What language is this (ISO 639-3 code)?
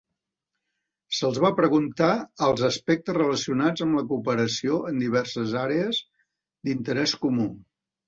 cat